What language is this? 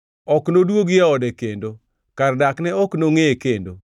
Luo (Kenya and Tanzania)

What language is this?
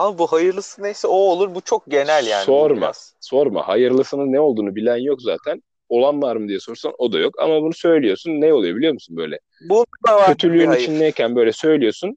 Turkish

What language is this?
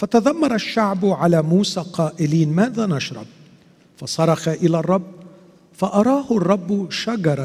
Arabic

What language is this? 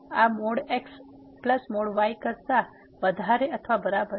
Gujarati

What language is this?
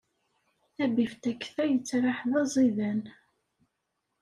Kabyle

